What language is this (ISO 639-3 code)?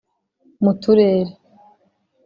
kin